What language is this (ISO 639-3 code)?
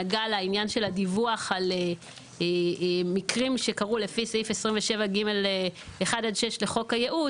heb